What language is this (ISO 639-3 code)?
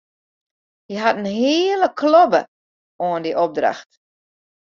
fry